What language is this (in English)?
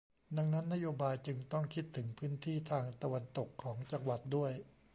Thai